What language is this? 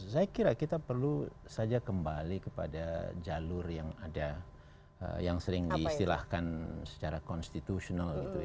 Indonesian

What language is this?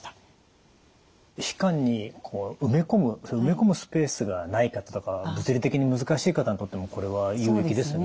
Japanese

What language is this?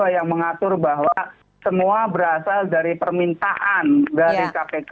Indonesian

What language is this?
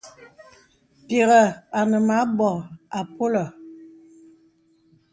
Bebele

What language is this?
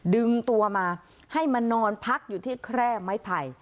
Thai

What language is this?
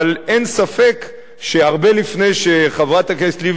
Hebrew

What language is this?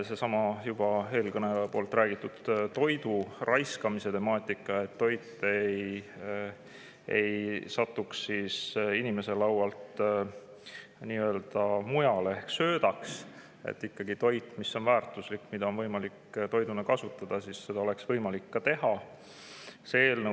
Estonian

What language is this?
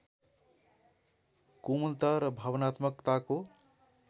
Nepali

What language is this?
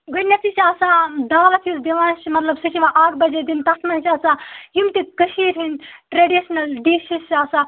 Kashmiri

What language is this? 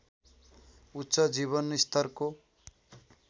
Nepali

